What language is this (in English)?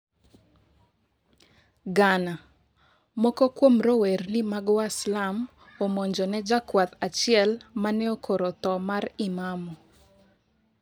Luo (Kenya and Tanzania)